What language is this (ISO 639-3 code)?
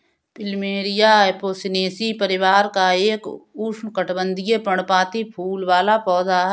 hin